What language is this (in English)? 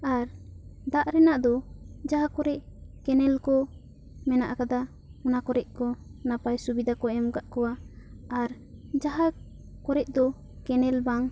Santali